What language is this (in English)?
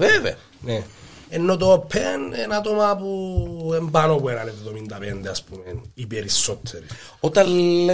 Greek